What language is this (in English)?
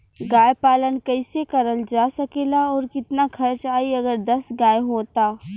Bhojpuri